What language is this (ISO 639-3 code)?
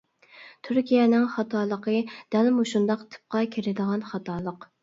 uig